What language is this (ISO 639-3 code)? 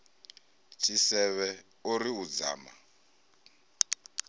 ven